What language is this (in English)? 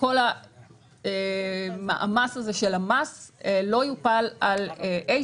Hebrew